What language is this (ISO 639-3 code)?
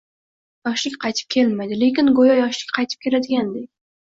uzb